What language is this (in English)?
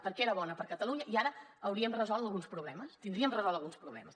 Catalan